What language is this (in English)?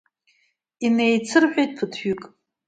Abkhazian